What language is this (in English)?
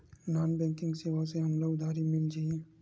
Chhattisgarhi